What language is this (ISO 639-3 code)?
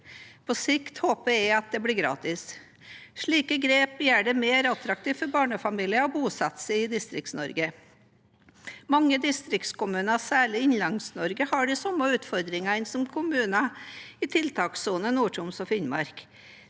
nor